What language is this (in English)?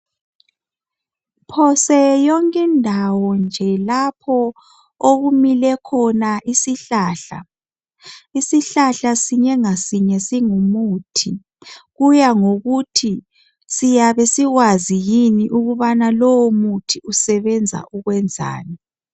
North Ndebele